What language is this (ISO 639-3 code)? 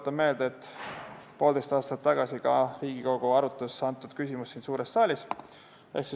est